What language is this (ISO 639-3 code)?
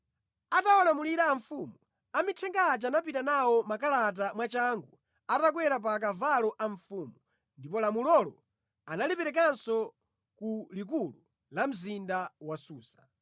nya